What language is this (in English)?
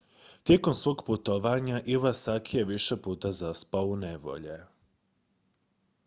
Croatian